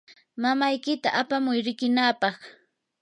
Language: Yanahuanca Pasco Quechua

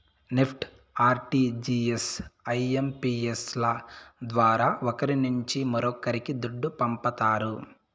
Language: Telugu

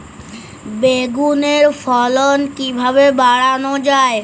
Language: Bangla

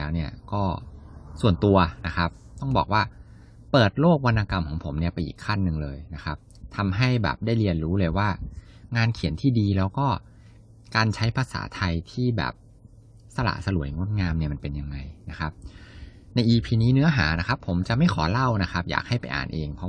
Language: Thai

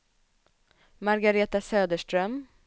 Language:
Swedish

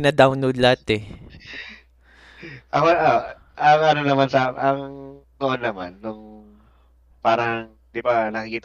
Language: Filipino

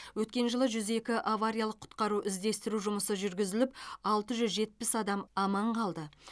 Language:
Kazakh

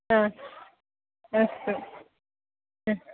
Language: Sanskrit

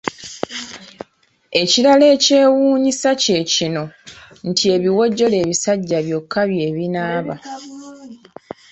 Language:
Ganda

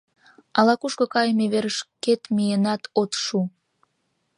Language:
Mari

